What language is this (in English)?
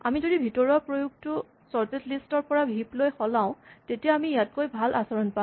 Assamese